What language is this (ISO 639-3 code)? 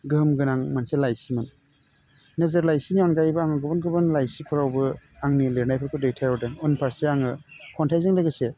brx